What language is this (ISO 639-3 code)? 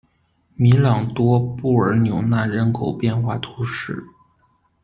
zho